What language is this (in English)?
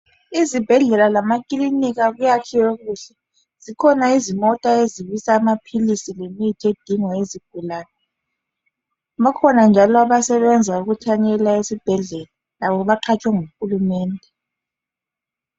North Ndebele